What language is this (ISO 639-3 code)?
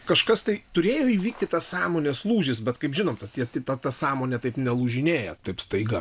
lit